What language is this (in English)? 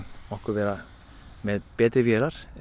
Icelandic